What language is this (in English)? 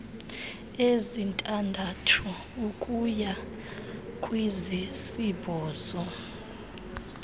Xhosa